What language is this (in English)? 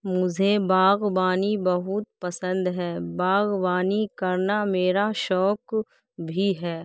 Urdu